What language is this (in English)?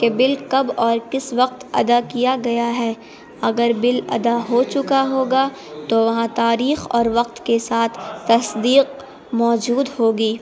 Urdu